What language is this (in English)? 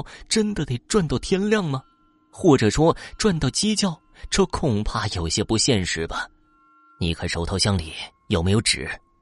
Chinese